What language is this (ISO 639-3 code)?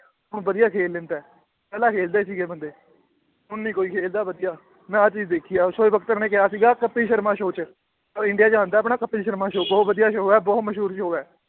pan